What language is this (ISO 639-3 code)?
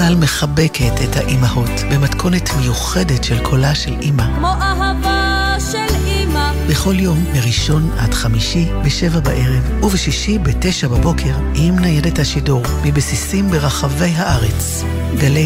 heb